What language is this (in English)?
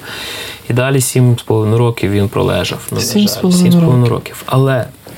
Ukrainian